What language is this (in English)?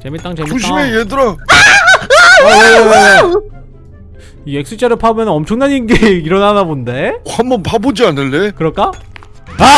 Korean